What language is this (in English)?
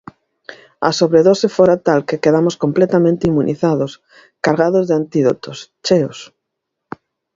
Galician